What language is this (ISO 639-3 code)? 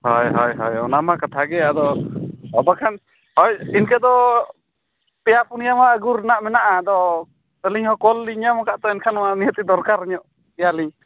sat